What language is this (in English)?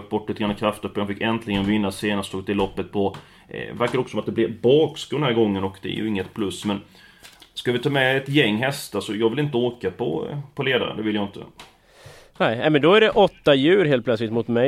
Swedish